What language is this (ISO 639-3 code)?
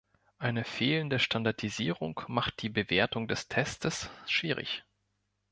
deu